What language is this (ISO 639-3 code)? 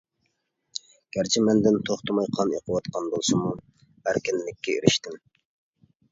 uig